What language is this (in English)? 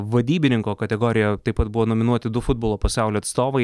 Lithuanian